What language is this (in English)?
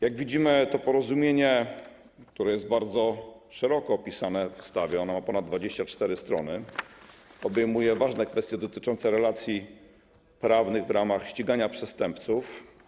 Polish